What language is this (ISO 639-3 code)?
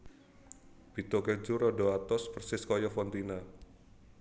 jav